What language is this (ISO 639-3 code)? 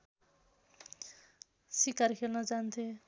nep